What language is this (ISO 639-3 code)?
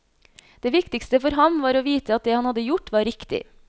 nor